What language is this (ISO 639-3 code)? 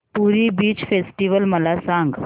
mar